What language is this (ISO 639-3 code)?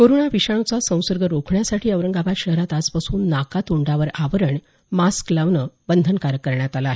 mar